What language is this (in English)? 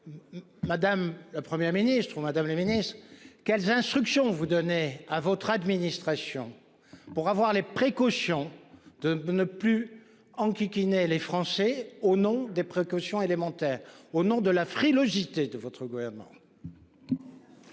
French